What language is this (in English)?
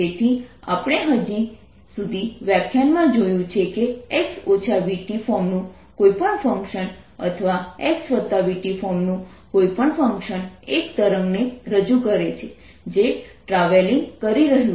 Gujarati